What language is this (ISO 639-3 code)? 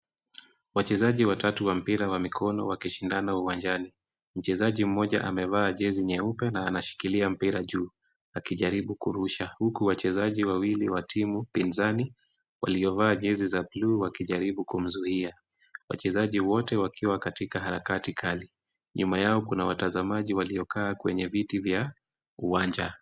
swa